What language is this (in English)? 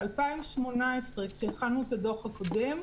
Hebrew